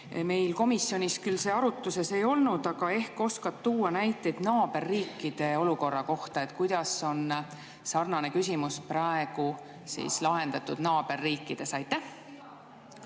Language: Estonian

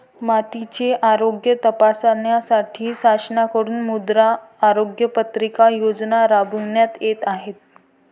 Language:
Marathi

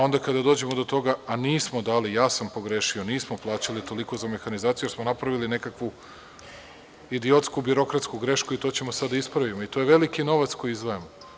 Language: Serbian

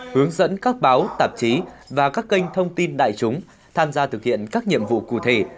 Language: Vietnamese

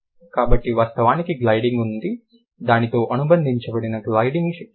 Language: Telugu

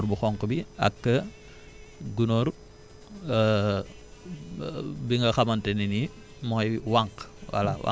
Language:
Wolof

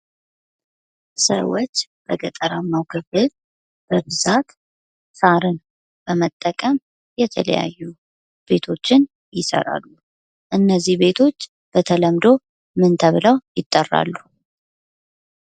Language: Amharic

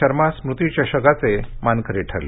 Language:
Marathi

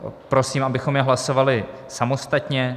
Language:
Czech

